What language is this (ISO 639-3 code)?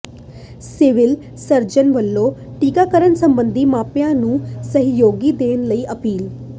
pan